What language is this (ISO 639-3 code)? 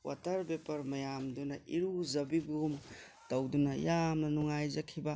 mni